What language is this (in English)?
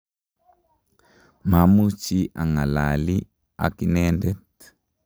Kalenjin